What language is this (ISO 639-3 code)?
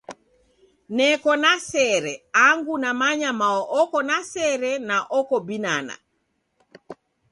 dav